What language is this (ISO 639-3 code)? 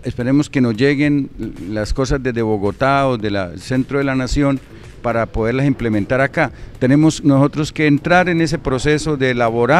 spa